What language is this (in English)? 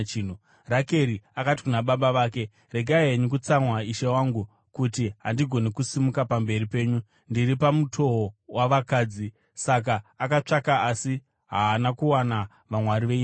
Shona